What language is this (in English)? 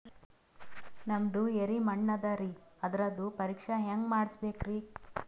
Kannada